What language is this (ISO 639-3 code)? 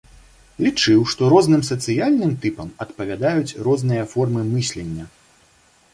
bel